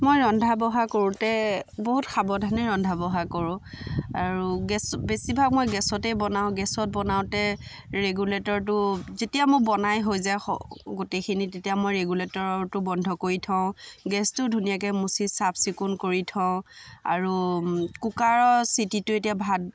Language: Assamese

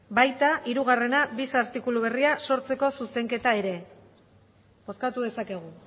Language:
Basque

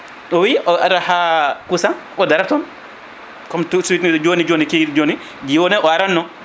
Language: Fula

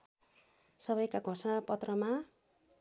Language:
Nepali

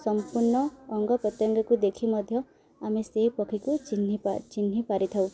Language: Odia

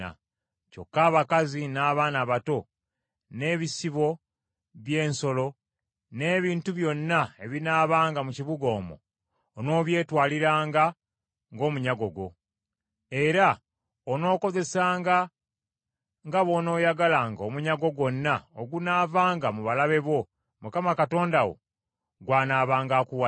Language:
Ganda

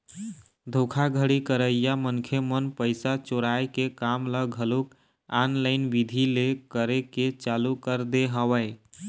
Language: Chhattisgarhi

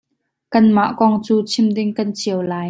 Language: Hakha Chin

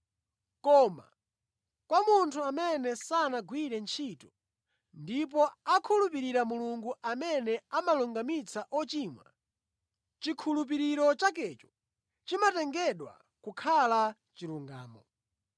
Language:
Nyanja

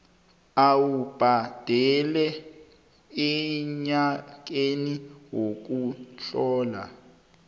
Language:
South Ndebele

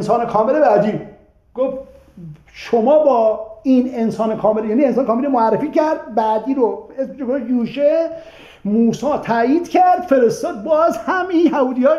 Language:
Persian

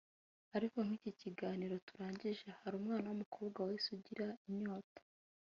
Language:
Kinyarwanda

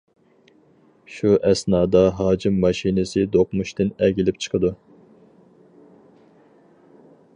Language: Uyghur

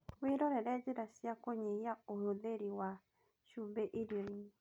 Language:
Kikuyu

